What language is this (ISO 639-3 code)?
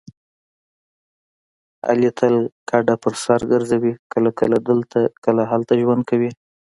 pus